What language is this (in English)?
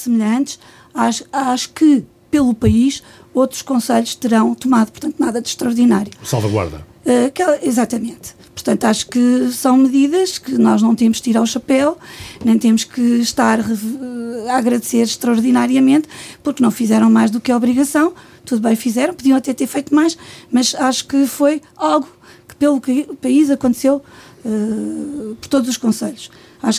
Portuguese